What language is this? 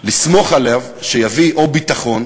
Hebrew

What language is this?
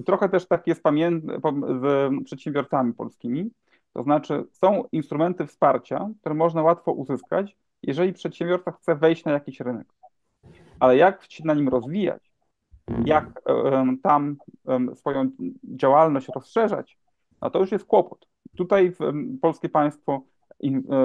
Polish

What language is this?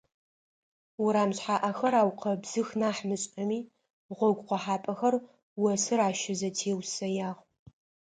Adyghe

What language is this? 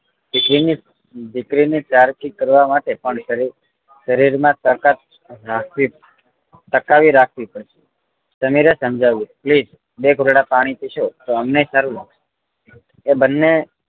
Gujarati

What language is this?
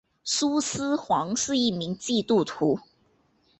Chinese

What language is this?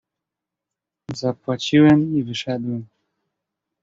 Polish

